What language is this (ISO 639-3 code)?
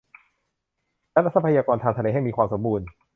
tha